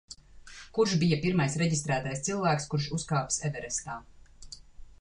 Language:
Latvian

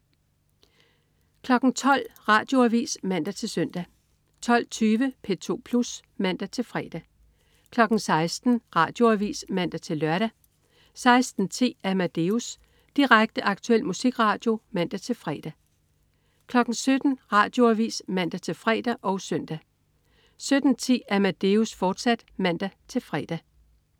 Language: Danish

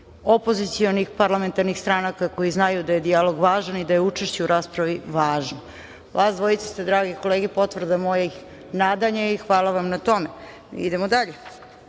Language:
Serbian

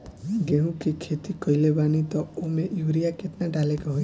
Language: Bhojpuri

